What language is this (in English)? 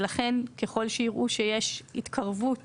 Hebrew